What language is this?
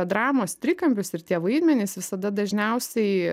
Lithuanian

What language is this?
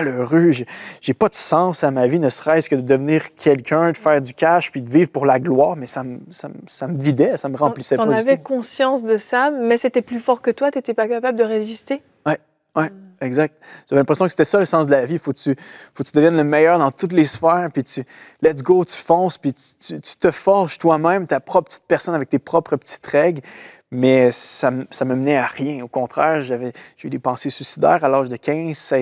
French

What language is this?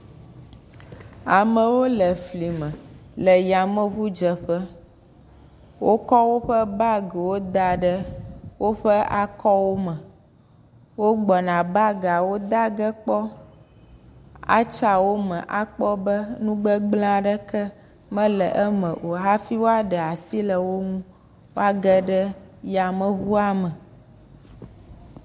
Ewe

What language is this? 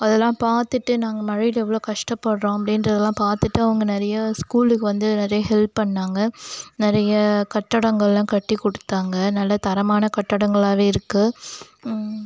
Tamil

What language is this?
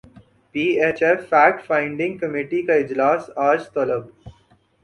Urdu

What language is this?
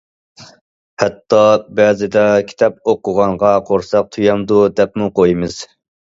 Uyghur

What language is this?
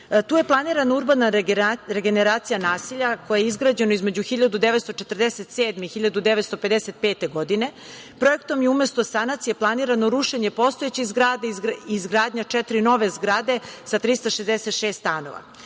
Serbian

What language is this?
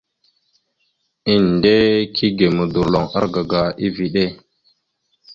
Mada (Cameroon)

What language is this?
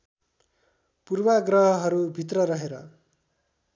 Nepali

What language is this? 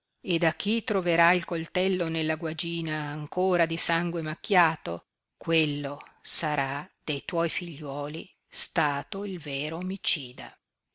Italian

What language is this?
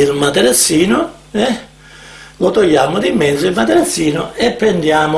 Italian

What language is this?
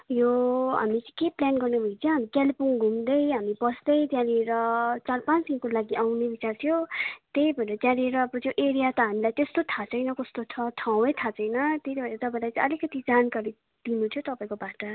Nepali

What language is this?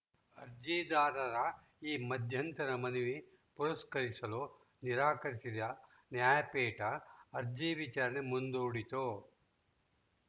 Kannada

